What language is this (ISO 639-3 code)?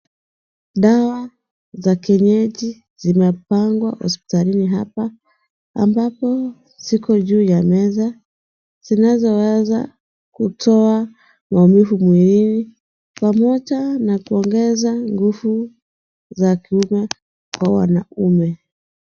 swa